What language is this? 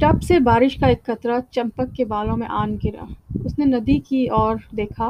Urdu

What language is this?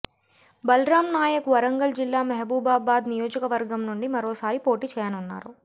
Telugu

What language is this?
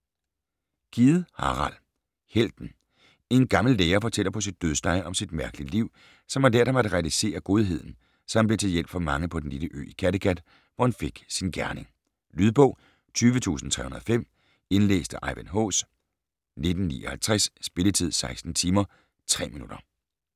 Danish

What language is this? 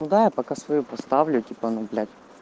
Russian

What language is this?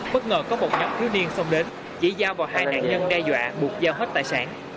Vietnamese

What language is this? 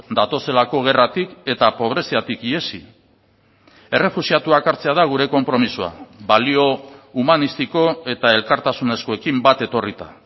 Basque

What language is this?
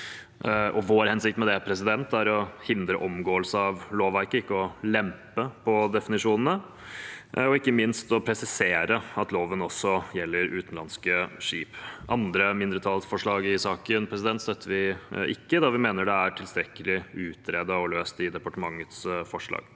Norwegian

